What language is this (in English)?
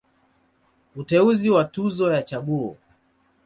Swahili